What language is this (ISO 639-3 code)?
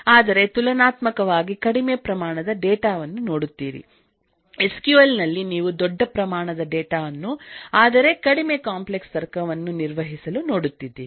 kan